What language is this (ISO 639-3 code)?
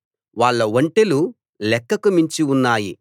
tel